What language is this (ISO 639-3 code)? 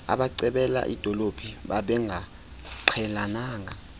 xho